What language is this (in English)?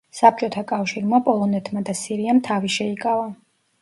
Georgian